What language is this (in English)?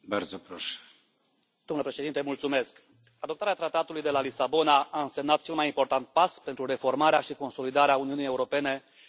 Romanian